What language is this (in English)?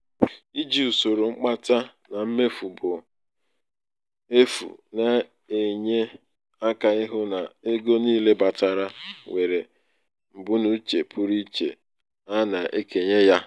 Igbo